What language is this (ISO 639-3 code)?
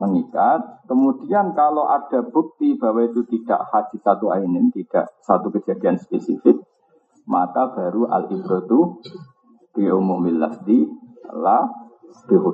ind